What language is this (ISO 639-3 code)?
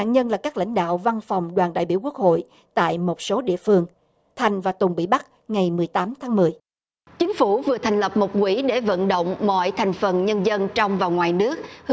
vie